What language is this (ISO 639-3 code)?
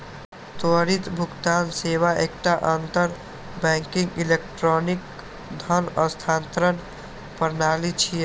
mai